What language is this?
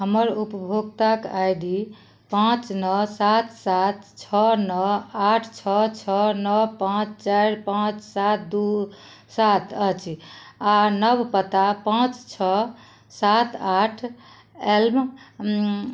Maithili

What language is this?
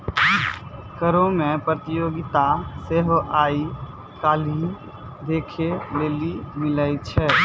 Maithili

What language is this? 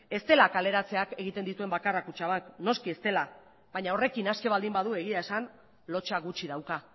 Basque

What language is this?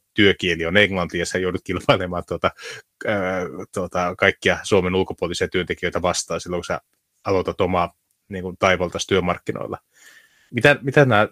Finnish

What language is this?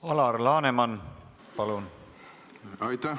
Estonian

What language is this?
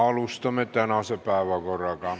Estonian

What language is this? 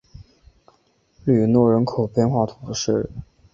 Chinese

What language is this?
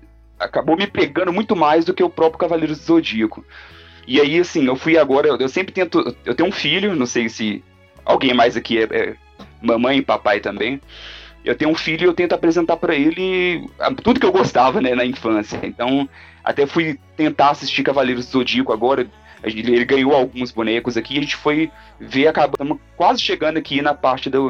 Portuguese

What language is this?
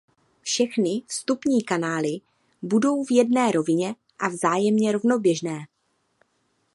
Czech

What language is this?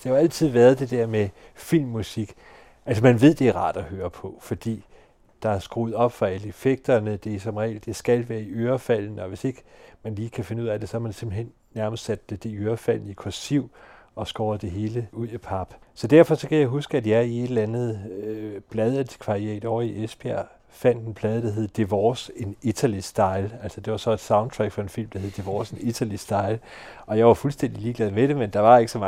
Danish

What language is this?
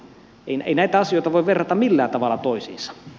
Finnish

